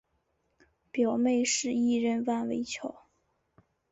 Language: Chinese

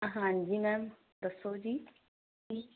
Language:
Punjabi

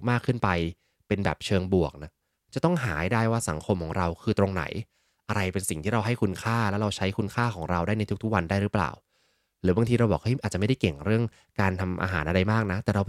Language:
Thai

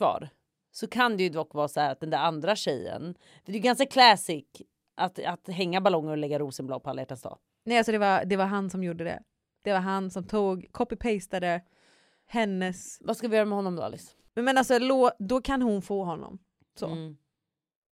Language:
Swedish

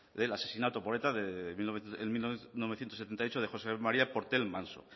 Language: Spanish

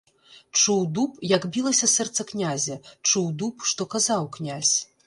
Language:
Belarusian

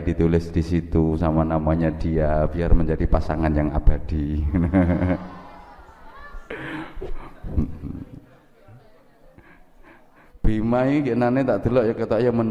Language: Indonesian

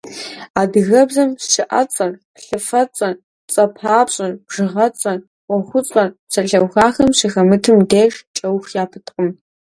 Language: Kabardian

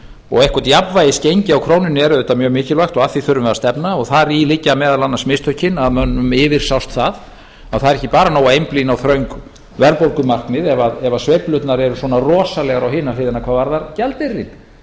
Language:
Icelandic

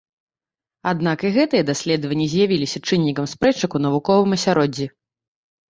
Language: Belarusian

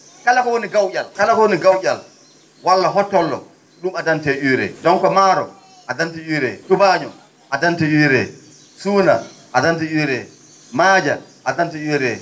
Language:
Fula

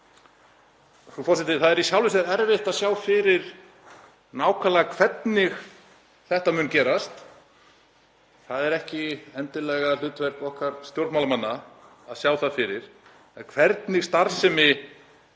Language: Icelandic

